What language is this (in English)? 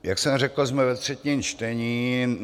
Czech